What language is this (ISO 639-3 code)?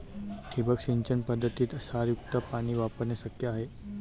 mar